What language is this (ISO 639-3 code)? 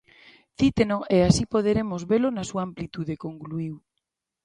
glg